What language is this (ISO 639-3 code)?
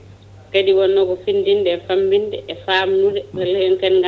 ful